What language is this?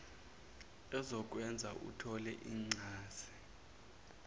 Zulu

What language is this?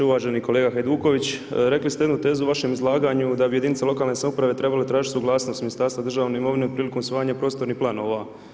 Croatian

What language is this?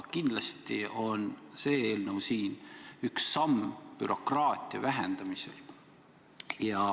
Estonian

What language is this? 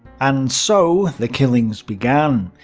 English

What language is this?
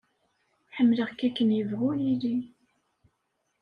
Kabyle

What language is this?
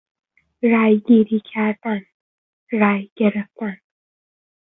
Persian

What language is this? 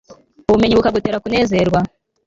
Kinyarwanda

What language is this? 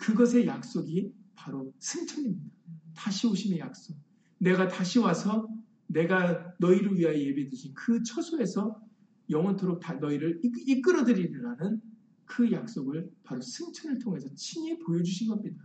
Korean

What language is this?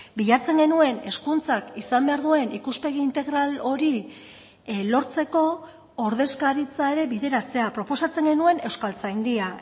Basque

